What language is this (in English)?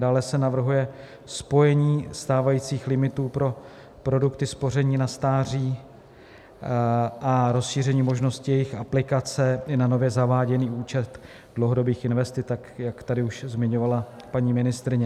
Czech